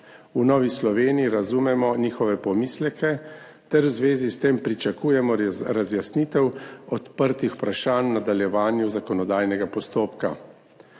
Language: Slovenian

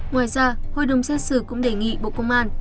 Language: Vietnamese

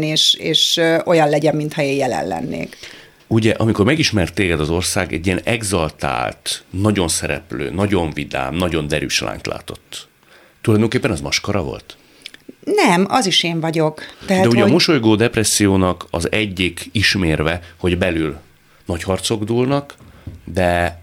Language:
Hungarian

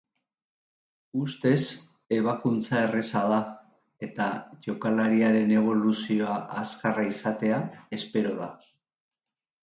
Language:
Basque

